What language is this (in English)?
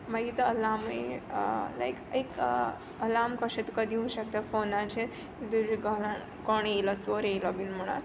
Konkani